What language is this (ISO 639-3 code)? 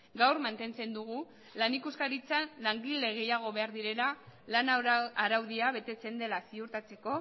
eus